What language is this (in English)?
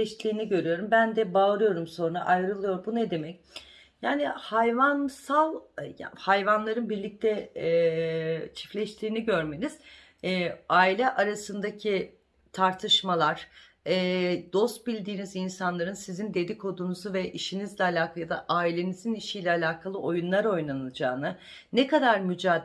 Turkish